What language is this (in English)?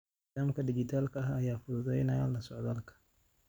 Somali